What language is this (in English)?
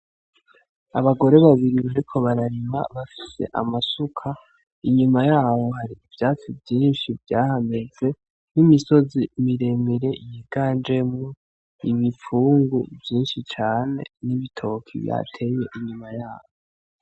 Rundi